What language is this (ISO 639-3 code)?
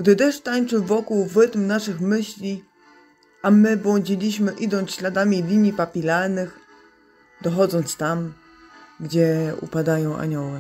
pol